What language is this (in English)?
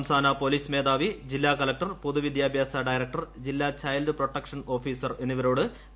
Malayalam